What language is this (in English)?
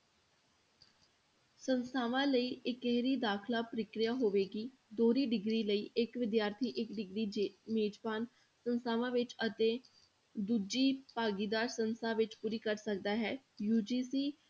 Punjabi